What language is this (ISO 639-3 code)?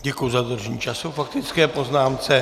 ces